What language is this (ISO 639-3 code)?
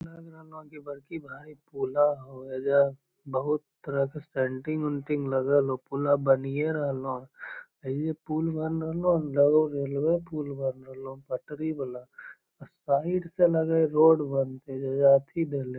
mag